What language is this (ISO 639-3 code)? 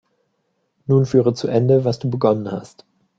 deu